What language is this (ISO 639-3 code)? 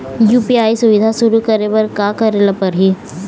hne